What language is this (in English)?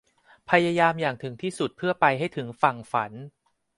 Thai